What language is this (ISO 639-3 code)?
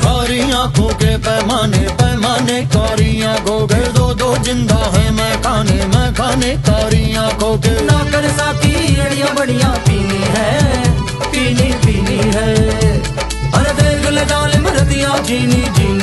ara